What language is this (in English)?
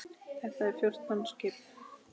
Icelandic